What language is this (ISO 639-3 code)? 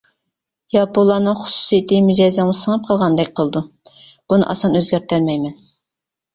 uig